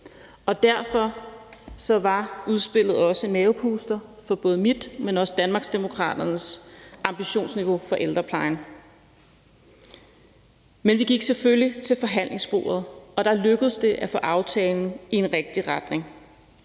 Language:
Danish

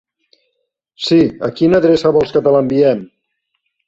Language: Catalan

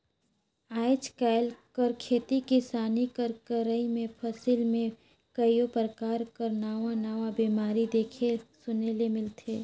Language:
Chhattisgarhi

